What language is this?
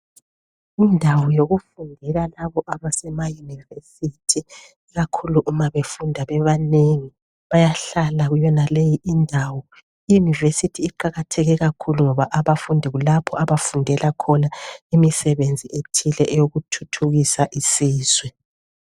North Ndebele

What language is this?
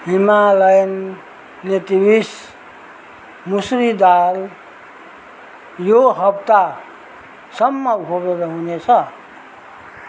Nepali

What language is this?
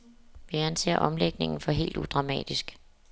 Danish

